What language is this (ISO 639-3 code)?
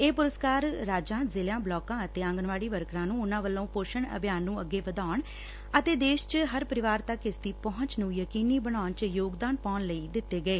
pan